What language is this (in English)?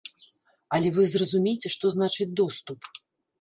Belarusian